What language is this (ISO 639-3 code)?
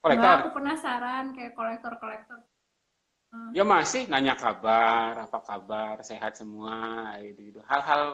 ind